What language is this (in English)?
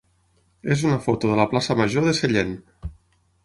Catalan